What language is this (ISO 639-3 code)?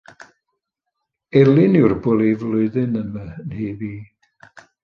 cym